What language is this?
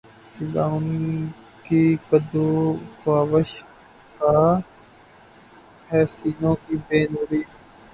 Urdu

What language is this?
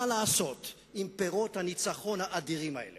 Hebrew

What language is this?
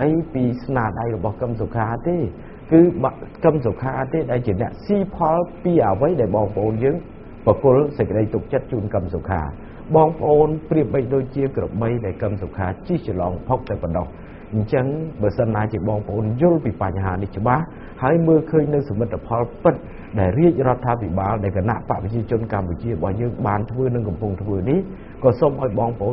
Thai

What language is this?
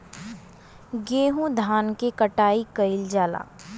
Bhojpuri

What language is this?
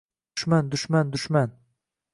Uzbek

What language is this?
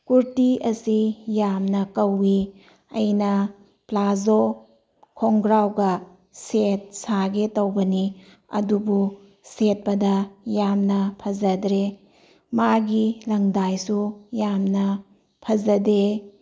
Manipuri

